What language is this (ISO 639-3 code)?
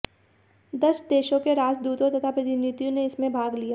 hin